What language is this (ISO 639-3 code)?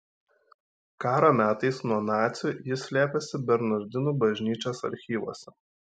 lit